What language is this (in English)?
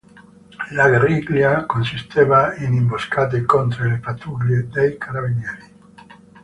Italian